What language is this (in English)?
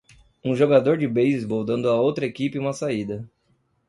Portuguese